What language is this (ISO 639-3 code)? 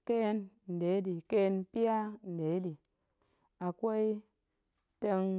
ank